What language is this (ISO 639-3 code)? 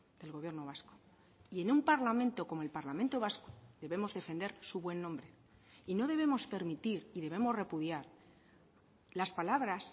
spa